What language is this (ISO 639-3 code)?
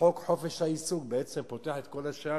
heb